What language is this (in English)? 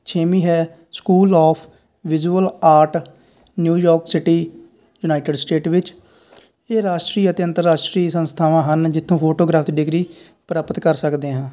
Punjabi